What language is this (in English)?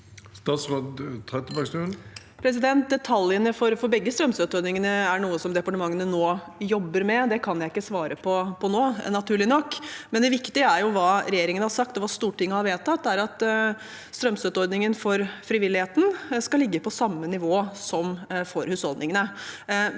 Norwegian